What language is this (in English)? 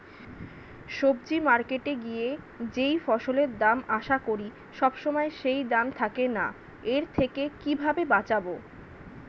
Bangla